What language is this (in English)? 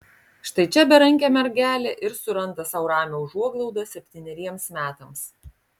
Lithuanian